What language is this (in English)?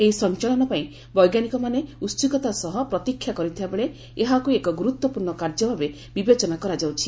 Odia